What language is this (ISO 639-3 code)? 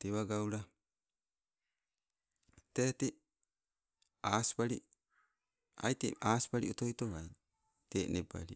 nco